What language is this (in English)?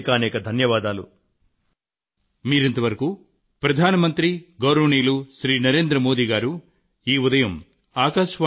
Telugu